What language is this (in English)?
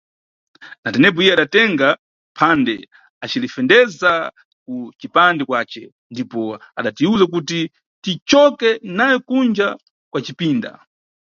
Nyungwe